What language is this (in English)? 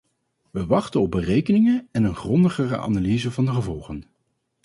Dutch